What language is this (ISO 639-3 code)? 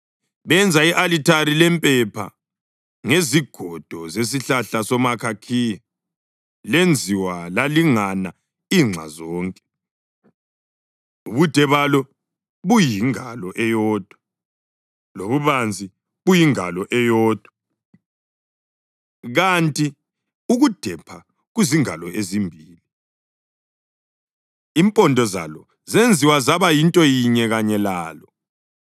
nde